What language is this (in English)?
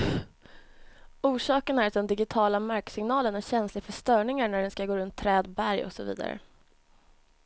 Swedish